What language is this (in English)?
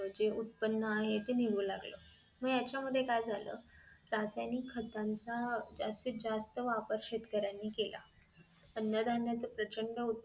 Marathi